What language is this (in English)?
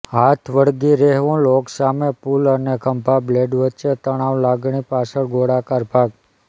Gujarati